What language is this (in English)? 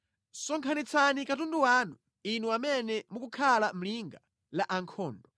Nyanja